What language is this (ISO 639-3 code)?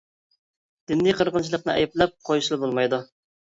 uig